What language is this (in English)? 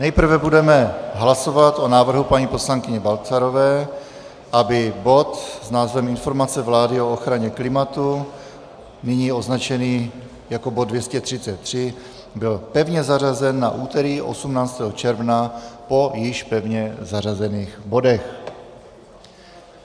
Czech